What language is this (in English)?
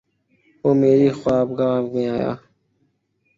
Urdu